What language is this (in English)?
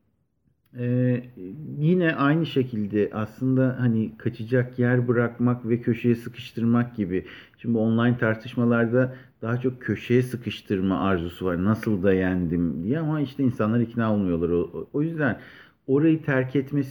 Turkish